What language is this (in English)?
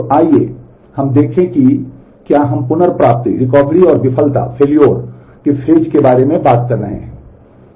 Hindi